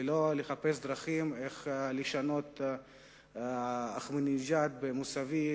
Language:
Hebrew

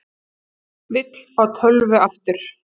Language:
Icelandic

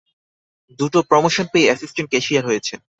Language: Bangla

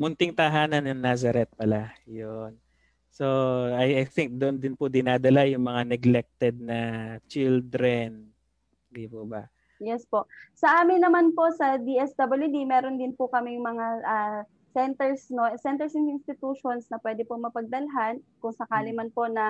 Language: Filipino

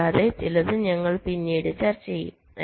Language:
Malayalam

